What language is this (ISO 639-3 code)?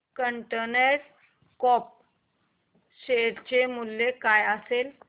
mar